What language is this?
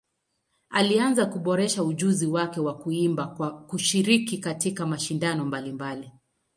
Swahili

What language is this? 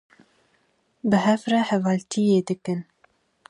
Kurdish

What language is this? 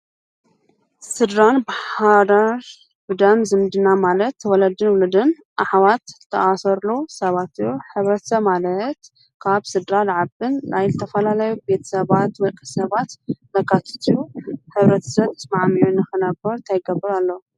Tigrinya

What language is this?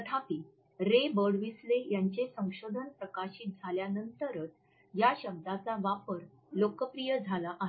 Marathi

